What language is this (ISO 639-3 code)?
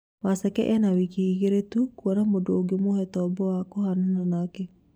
kik